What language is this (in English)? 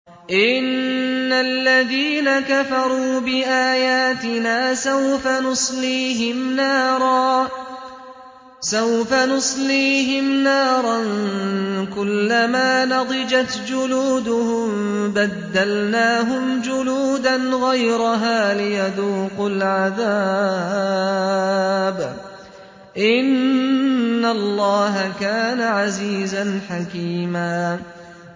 Arabic